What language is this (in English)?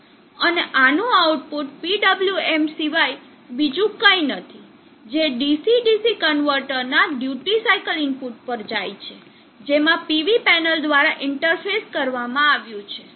Gujarati